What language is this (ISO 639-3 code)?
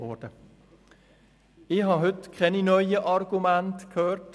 gsw